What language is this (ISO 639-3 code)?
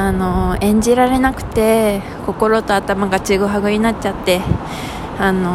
jpn